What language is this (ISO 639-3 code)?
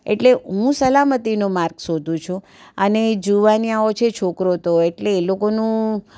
guj